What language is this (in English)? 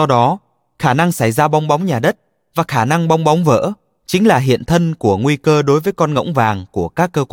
Vietnamese